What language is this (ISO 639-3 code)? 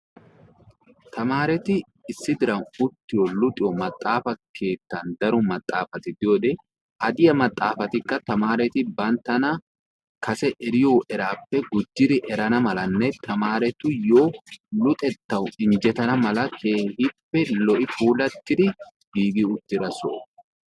wal